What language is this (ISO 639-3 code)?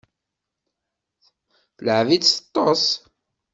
kab